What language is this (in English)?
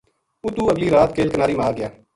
Gujari